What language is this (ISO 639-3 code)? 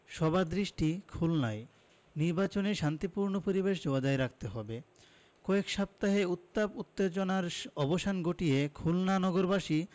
ben